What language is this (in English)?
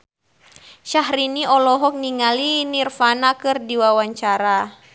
Sundanese